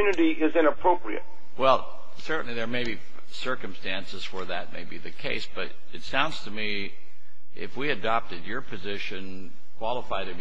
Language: English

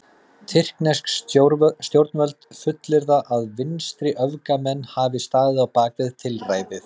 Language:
Icelandic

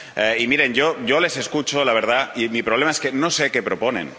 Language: Spanish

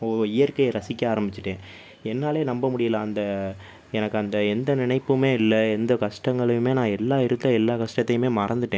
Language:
Tamil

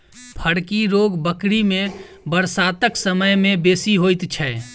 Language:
Maithili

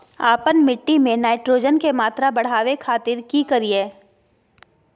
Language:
Magahi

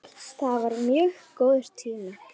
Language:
Icelandic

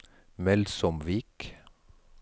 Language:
Norwegian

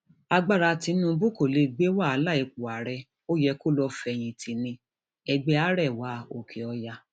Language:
Yoruba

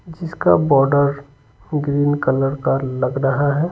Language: Hindi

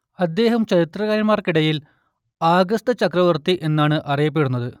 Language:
Malayalam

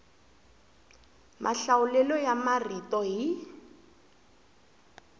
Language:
Tsonga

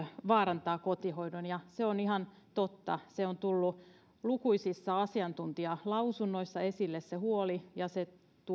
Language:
Finnish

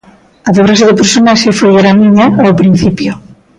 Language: Galician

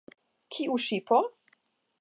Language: Esperanto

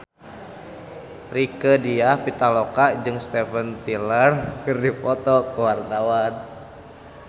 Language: Sundanese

